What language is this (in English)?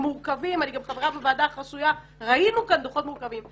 Hebrew